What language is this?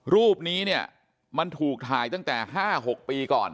Thai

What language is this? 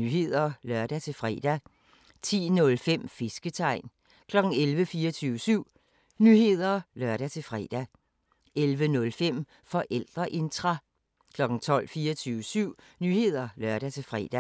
Danish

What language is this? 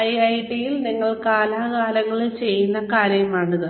Malayalam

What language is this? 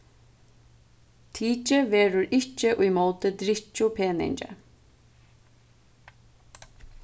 Faroese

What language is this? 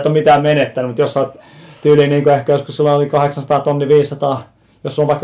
Finnish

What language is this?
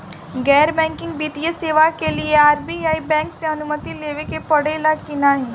Bhojpuri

